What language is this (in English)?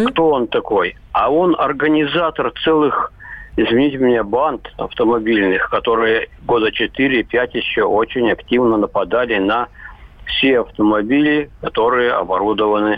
Russian